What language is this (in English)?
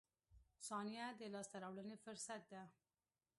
Pashto